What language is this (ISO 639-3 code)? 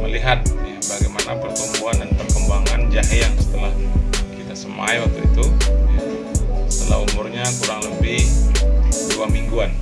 ind